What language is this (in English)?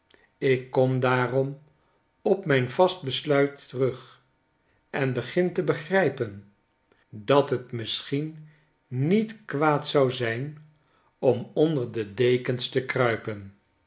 Dutch